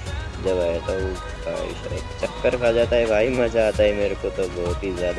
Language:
Hindi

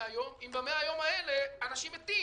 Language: Hebrew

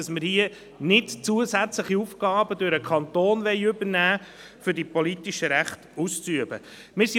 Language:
Swiss German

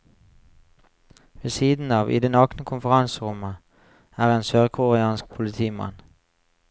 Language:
Norwegian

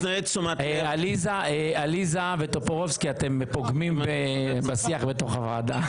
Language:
Hebrew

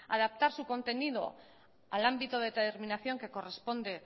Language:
Spanish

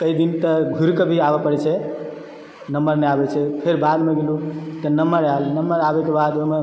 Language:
Maithili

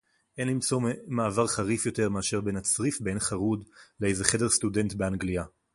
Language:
Hebrew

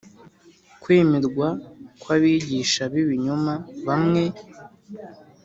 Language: Kinyarwanda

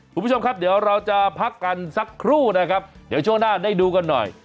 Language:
Thai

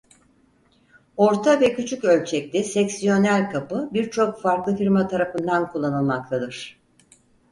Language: Turkish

